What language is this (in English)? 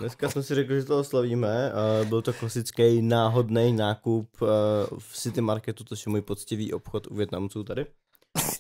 Czech